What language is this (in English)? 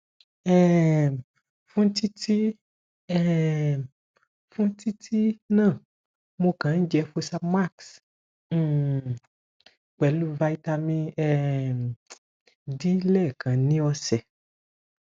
Yoruba